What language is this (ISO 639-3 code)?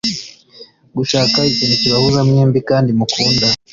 kin